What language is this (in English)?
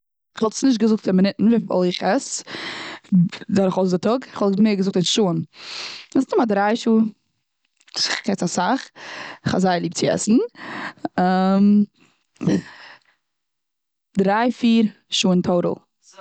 Yiddish